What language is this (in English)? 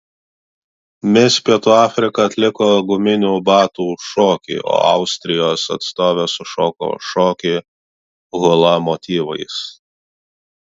Lithuanian